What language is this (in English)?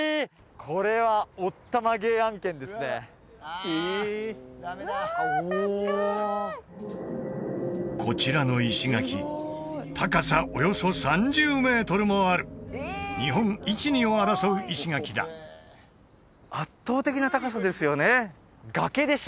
Japanese